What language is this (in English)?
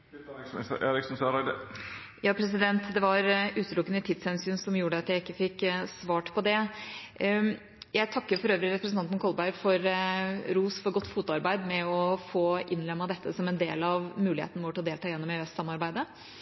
Norwegian Bokmål